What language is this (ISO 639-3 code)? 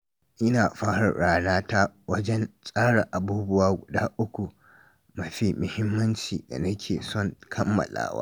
hau